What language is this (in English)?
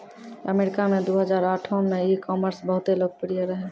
Maithili